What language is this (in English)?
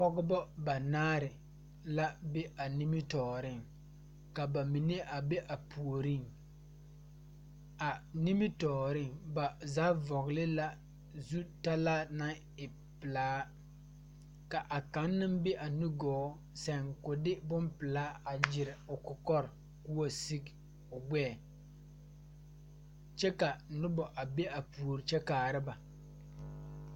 Southern Dagaare